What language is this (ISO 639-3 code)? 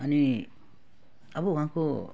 nep